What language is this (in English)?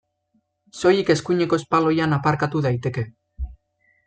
Basque